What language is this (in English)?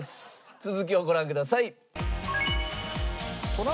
Japanese